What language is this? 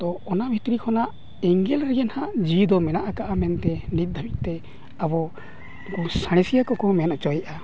Santali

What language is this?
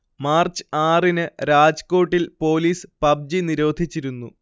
Malayalam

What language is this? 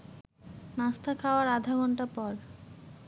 Bangla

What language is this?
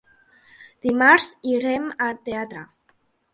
Catalan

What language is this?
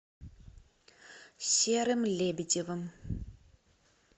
Russian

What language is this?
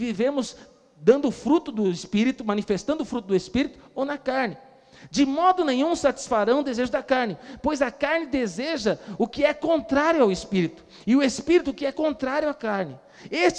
Portuguese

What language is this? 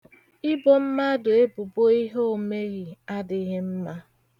Igbo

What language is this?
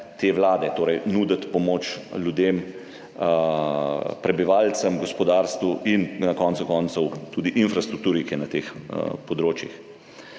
Slovenian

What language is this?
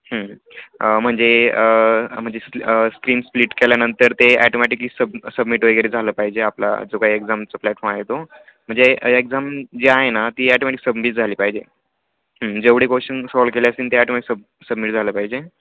Marathi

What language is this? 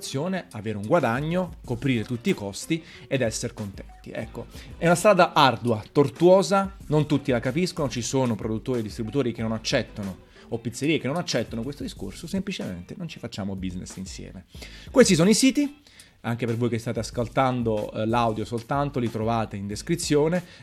Italian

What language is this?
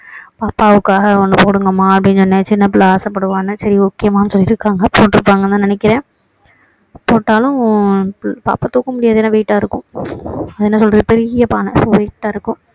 Tamil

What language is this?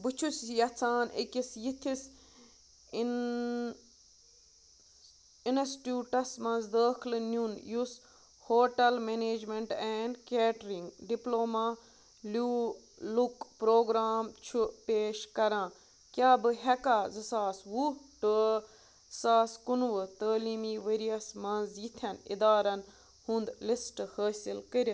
Kashmiri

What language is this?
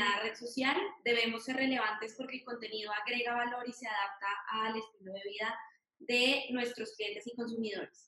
Spanish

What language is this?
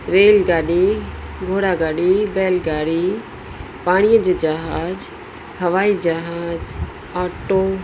Sindhi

